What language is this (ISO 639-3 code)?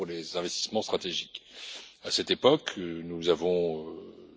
fra